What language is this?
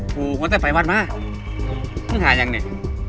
Thai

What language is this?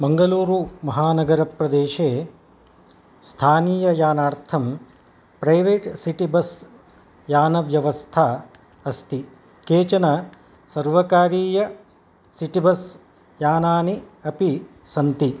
Sanskrit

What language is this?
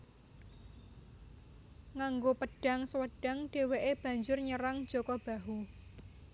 Javanese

